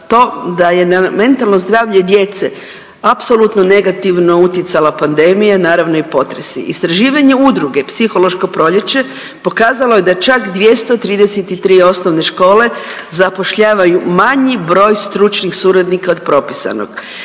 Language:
Croatian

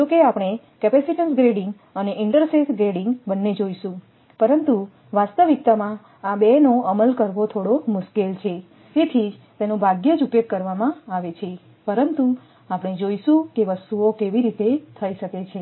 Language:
Gujarati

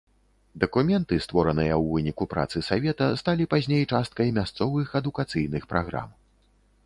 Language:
Belarusian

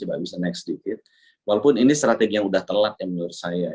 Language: Indonesian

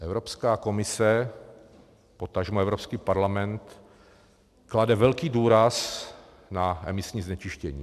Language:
Czech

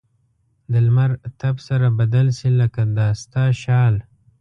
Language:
Pashto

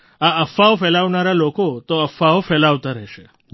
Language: Gujarati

